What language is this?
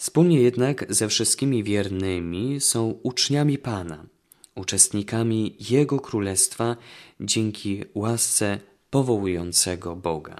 Polish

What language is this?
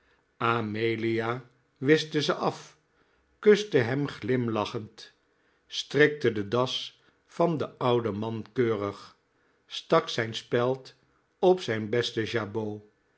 Dutch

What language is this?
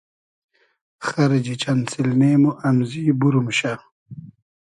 Hazaragi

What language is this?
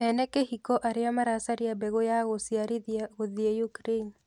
Kikuyu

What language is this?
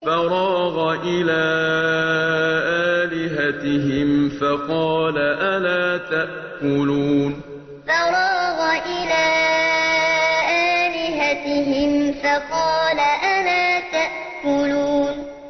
Arabic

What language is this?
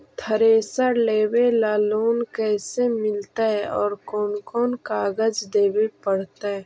Magahi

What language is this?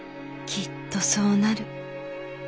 Japanese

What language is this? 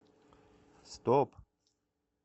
Russian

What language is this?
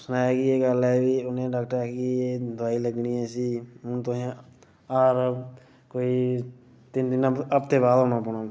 Dogri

